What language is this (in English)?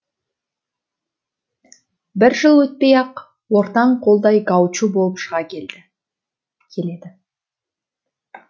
Kazakh